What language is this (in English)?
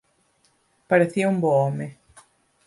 Galician